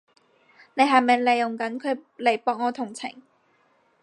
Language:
Cantonese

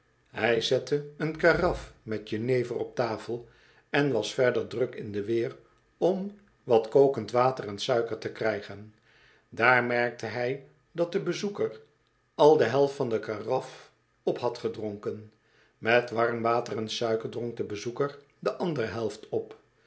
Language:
Dutch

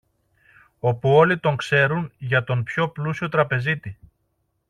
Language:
Greek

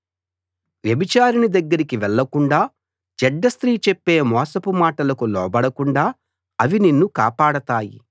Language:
Telugu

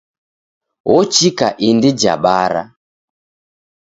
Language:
Taita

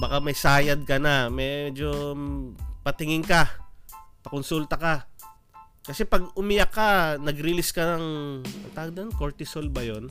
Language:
Filipino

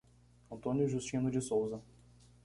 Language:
Portuguese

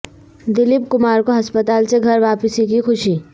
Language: Urdu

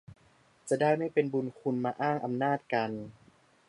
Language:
Thai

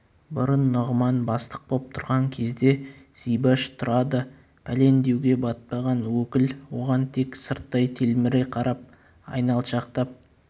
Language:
Kazakh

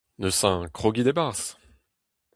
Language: Breton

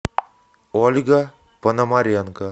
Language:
Russian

